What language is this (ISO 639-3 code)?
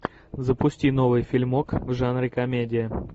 rus